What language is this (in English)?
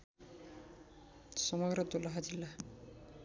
Nepali